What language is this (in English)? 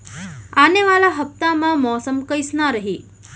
Chhattisgarhi